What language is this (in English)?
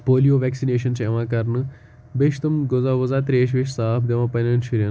Kashmiri